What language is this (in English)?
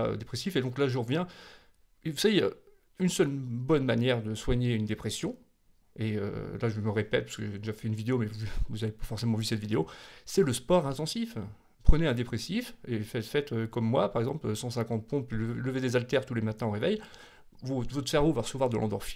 French